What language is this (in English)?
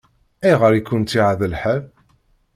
Kabyle